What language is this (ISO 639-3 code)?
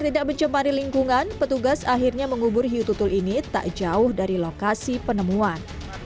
ind